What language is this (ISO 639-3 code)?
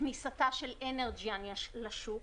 heb